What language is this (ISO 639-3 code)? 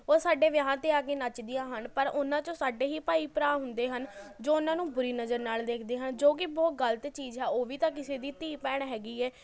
pan